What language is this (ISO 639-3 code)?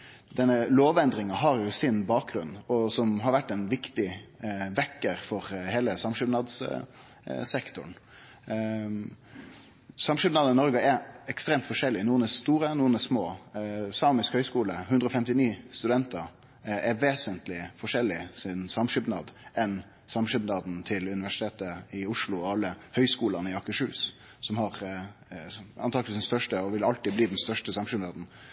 nno